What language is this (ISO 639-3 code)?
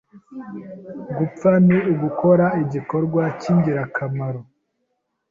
kin